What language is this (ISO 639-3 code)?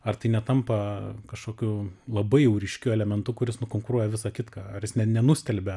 lit